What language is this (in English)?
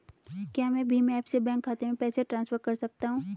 Hindi